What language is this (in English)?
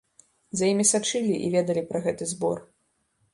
Belarusian